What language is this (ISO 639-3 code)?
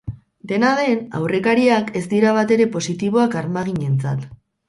eus